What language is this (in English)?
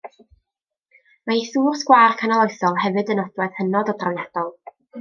Welsh